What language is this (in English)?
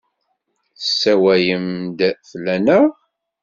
Kabyle